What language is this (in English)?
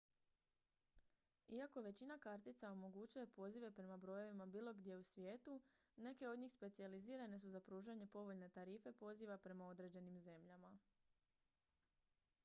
Croatian